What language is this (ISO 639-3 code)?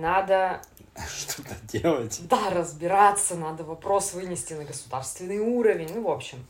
rus